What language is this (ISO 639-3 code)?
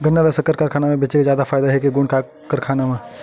hne